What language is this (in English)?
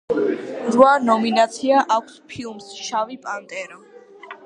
Georgian